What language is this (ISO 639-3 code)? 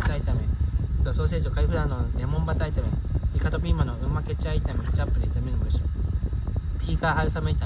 jpn